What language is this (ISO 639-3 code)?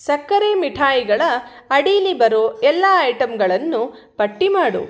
kan